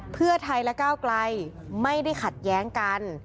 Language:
Thai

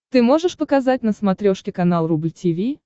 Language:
Russian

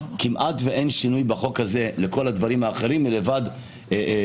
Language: Hebrew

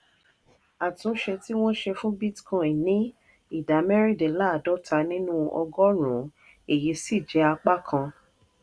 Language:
Yoruba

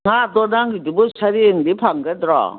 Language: Manipuri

